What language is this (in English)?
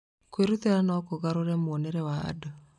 Kikuyu